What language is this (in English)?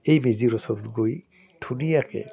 Assamese